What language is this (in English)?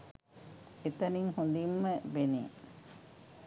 Sinhala